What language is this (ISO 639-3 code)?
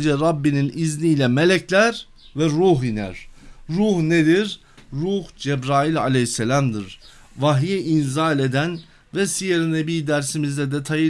tur